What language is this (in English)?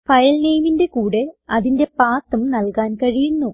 Malayalam